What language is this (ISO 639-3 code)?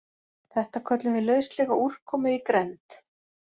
isl